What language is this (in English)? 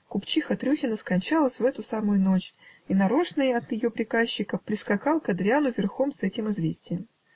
Russian